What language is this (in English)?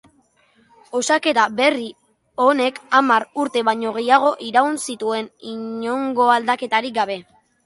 Basque